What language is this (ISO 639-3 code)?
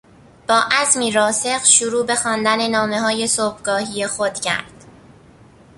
fas